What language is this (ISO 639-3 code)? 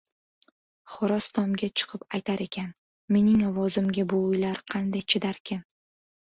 uzb